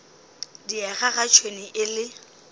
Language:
Northern Sotho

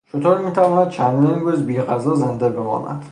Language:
Persian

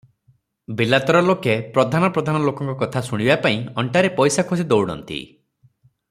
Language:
Odia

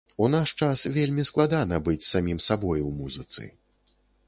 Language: Belarusian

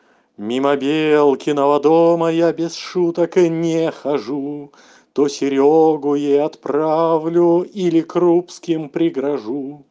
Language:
Russian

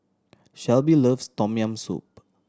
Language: English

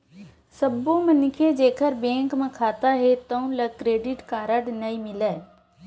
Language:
Chhattisgarhi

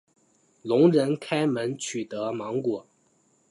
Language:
Chinese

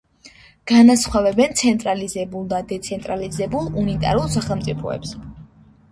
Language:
Georgian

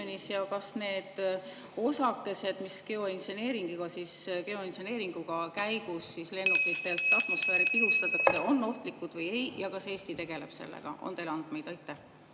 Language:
Estonian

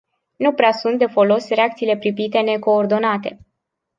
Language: Romanian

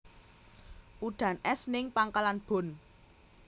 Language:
Javanese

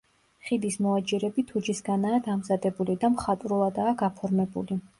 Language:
Georgian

